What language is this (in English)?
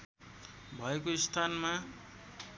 Nepali